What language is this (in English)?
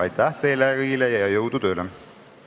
Estonian